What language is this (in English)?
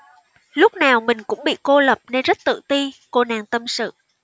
Vietnamese